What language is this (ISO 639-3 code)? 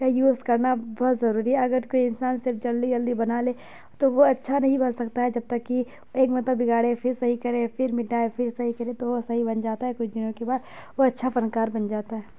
urd